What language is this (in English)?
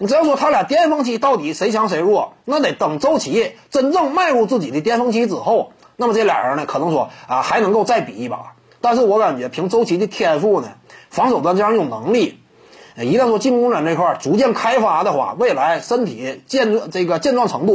Chinese